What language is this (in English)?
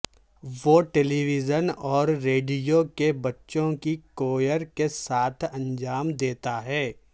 Urdu